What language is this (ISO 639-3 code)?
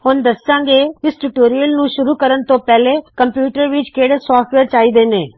pan